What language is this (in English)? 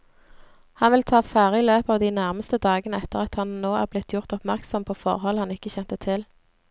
Norwegian